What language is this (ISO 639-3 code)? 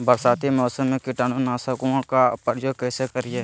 mag